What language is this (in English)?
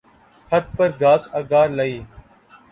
Urdu